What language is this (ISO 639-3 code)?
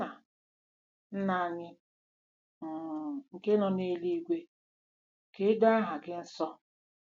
ibo